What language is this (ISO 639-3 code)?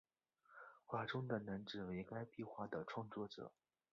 zho